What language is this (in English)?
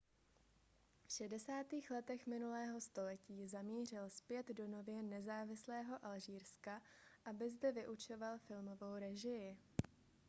Czech